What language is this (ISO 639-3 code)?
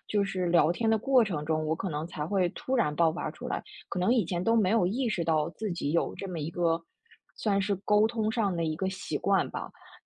zho